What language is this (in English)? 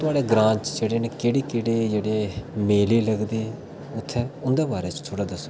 Dogri